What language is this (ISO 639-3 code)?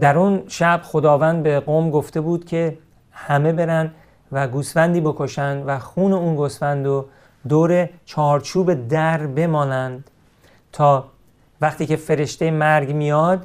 fas